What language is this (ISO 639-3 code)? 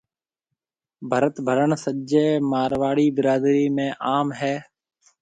mve